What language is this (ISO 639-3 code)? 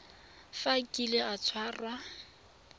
tsn